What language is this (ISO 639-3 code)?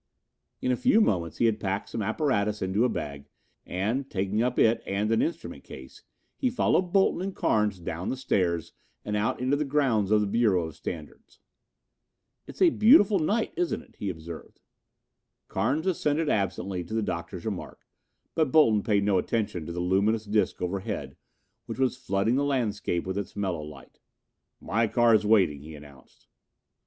eng